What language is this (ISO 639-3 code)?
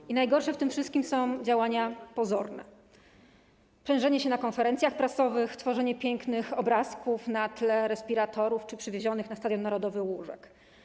pol